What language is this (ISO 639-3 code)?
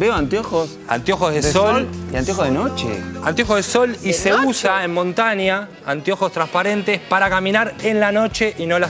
spa